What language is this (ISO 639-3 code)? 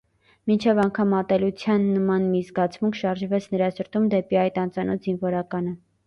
hye